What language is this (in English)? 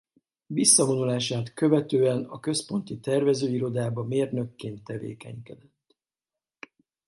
Hungarian